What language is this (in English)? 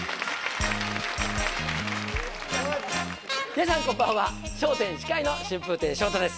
Japanese